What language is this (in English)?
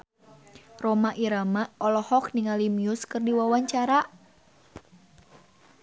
Sundanese